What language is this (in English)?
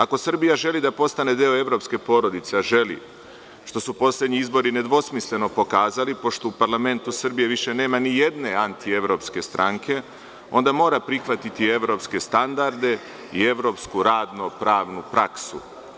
Serbian